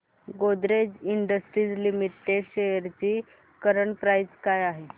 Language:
Marathi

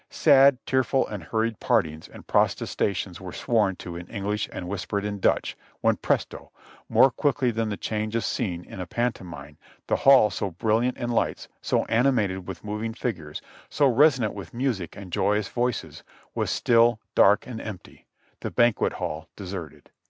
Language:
English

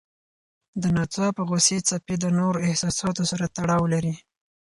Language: Pashto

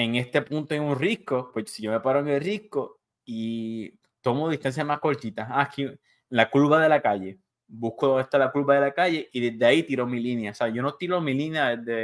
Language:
Spanish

